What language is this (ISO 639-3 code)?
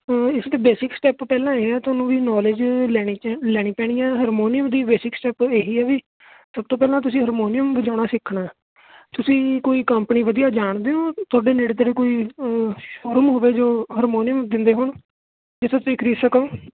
pan